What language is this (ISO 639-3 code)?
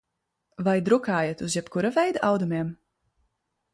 lav